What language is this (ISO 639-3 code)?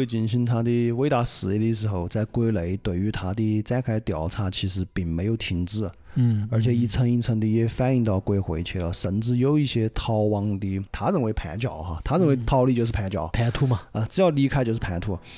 zho